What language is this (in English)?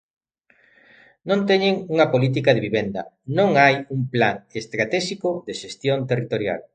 Galician